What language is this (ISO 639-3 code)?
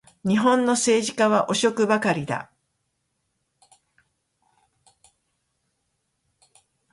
jpn